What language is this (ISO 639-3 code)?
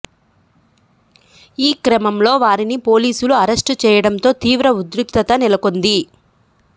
tel